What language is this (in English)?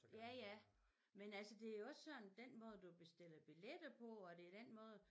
Danish